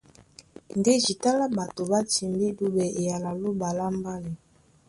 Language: Duala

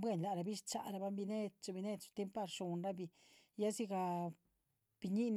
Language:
Chichicapan Zapotec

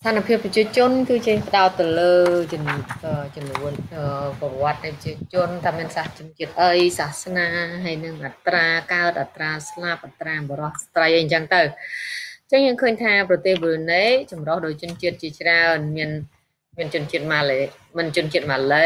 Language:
Vietnamese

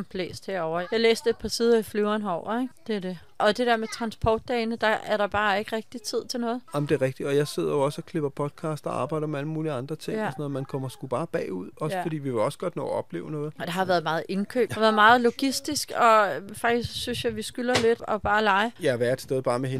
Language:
Danish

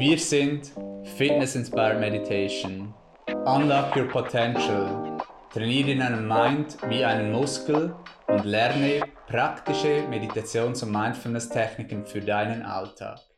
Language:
German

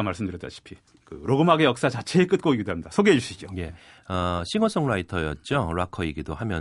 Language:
Korean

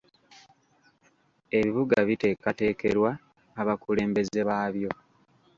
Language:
Ganda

